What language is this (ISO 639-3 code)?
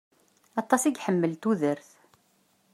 kab